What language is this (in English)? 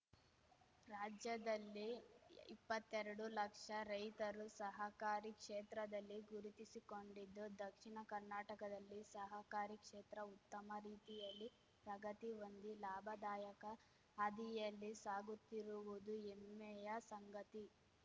Kannada